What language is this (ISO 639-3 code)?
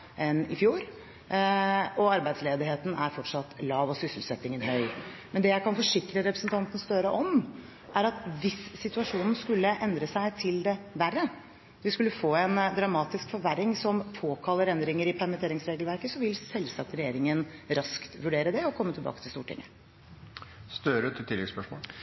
nob